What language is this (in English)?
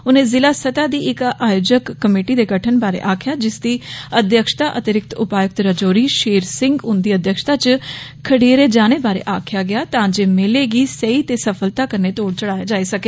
Dogri